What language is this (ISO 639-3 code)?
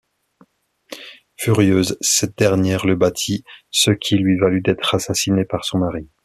fra